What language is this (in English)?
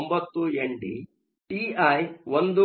Kannada